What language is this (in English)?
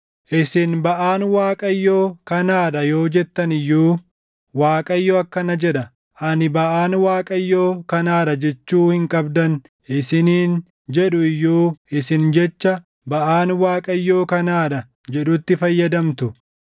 Oromo